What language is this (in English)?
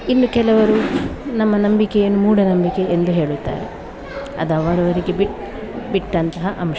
Kannada